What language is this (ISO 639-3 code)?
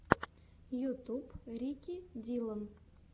rus